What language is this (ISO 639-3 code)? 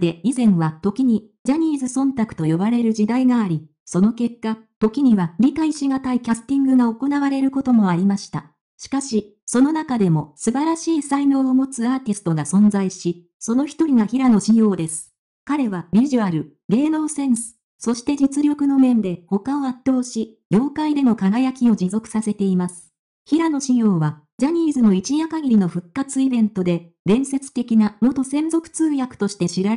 jpn